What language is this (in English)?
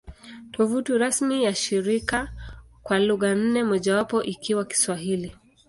Swahili